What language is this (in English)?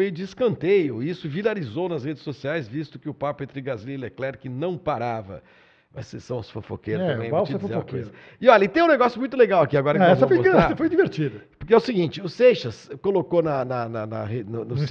Portuguese